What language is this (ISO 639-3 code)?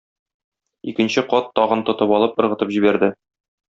tat